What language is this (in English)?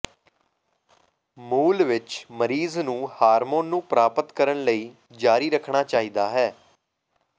Punjabi